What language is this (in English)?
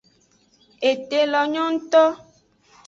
Aja (Benin)